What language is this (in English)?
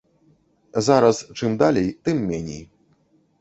Belarusian